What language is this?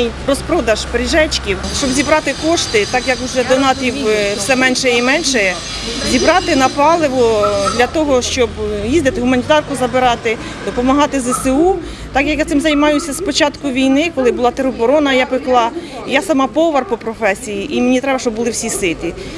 Ukrainian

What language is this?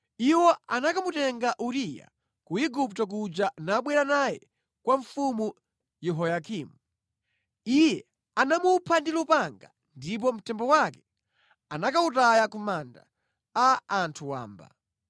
Nyanja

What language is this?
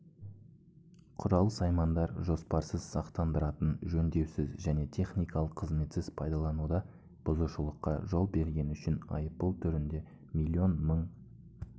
Kazakh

